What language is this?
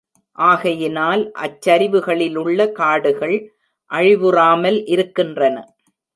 Tamil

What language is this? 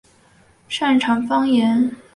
Chinese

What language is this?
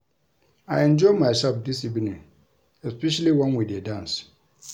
Nigerian Pidgin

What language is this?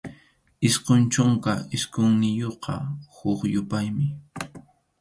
Arequipa-La Unión Quechua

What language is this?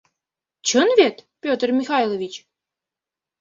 Mari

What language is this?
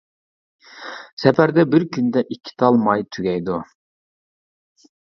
Uyghur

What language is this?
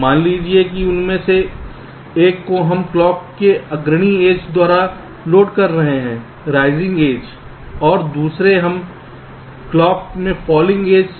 Hindi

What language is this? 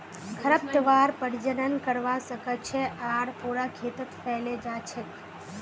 Magahi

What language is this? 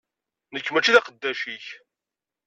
Kabyle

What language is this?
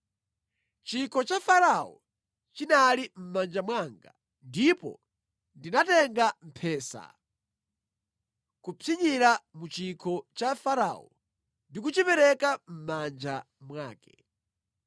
Nyanja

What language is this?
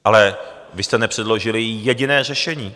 Czech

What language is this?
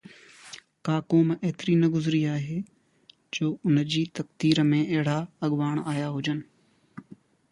Sindhi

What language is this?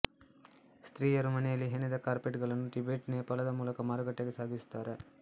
Kannada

